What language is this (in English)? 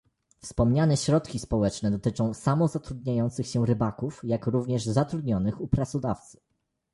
Polish